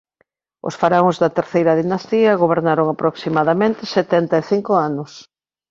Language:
Galician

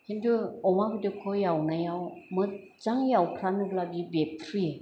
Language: Bodo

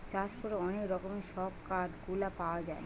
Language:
Bangla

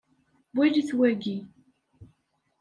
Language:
Kabyle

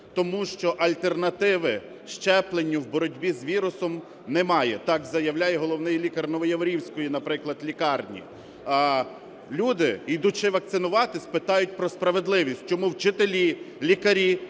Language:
Ukrainian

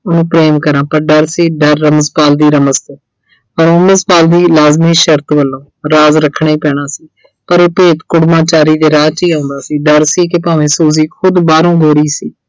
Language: Punjabi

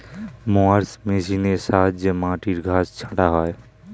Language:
Bangla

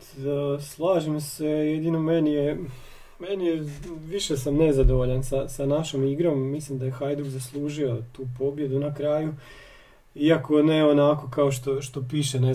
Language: Croatian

